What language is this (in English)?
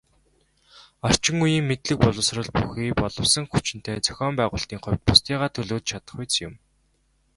Mongolian